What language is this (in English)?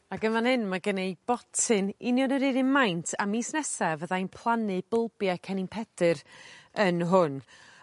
Welsh